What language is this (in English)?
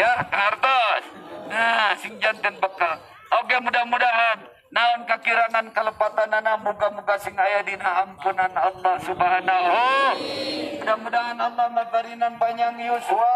Indonesian